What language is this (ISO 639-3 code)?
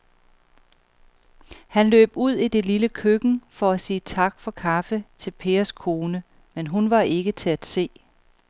dan